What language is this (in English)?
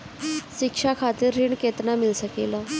Bhojpuri